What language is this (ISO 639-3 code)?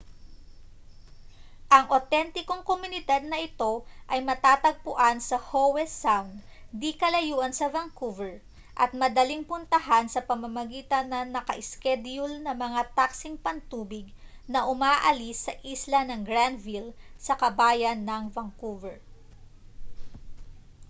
fil